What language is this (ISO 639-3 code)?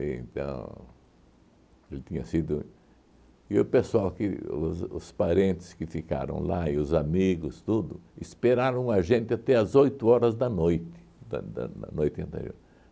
por